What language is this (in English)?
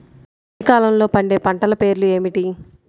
Telugu